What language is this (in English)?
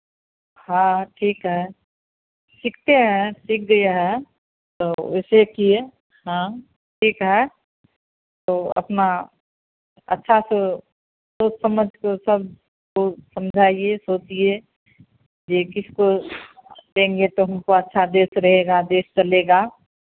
Hindi